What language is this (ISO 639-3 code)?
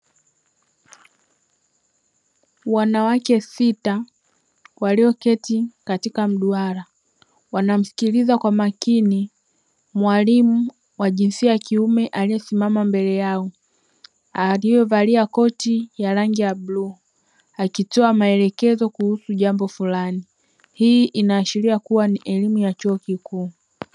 swa